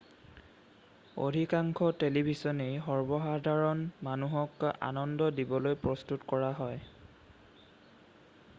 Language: Assamese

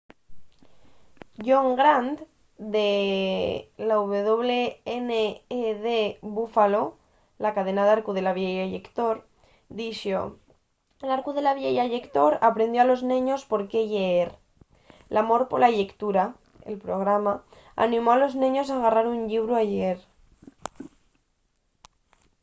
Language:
Asturian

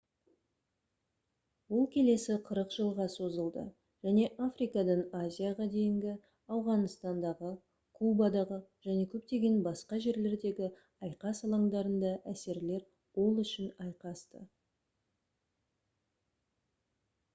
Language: Kazakh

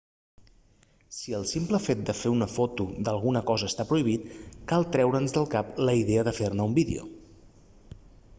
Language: Catalan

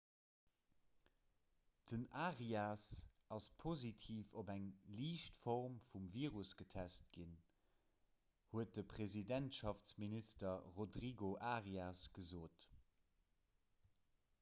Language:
Luxembourgish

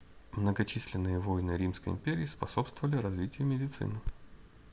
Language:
Russian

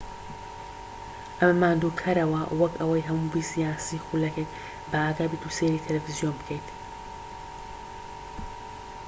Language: Central Kurdish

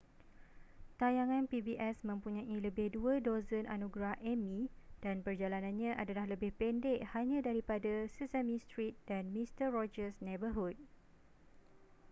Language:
Malay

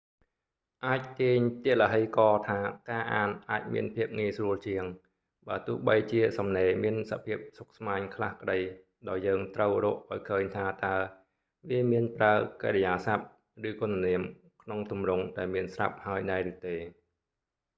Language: Khmer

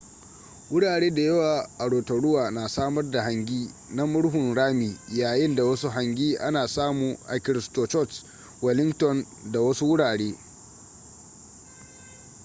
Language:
Hausa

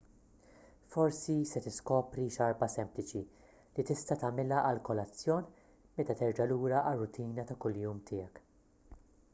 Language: Maltese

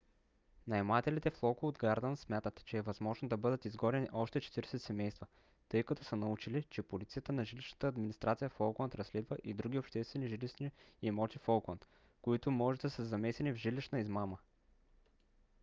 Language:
Bulgarian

